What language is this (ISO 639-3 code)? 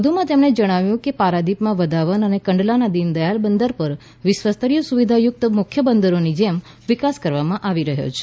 guj